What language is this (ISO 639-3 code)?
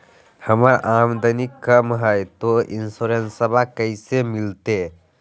mag